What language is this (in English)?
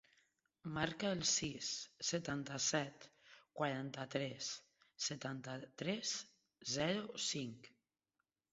Catalan